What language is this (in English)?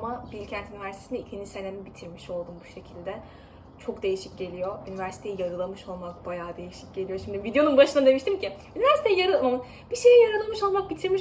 Turkish